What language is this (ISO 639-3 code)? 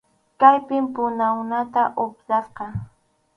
qxu